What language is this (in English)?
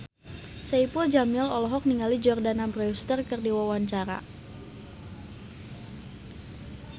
Sundanese